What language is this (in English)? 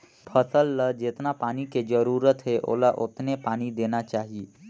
Chhattisgarhi